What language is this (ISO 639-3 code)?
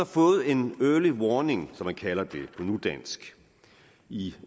dan